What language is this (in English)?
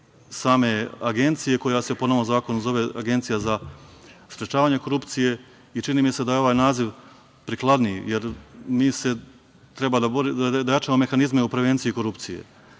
Serbian